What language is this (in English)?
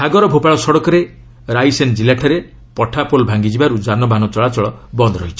Odia